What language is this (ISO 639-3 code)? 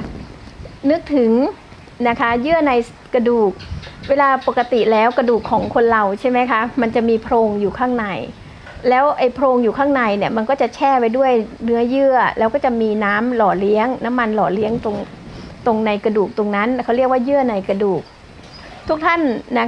tha